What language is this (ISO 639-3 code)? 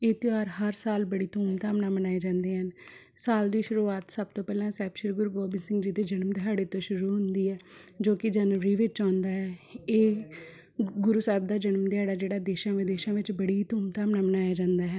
pan